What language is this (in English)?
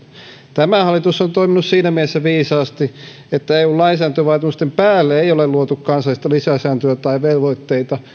Finnish